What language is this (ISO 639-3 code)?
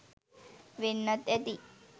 sin